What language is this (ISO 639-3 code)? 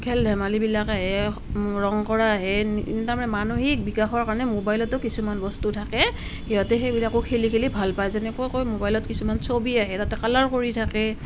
asm